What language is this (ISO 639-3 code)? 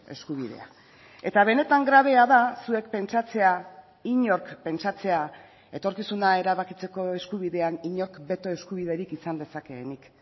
eus